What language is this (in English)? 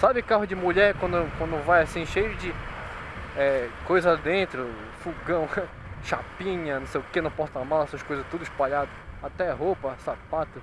Portuguese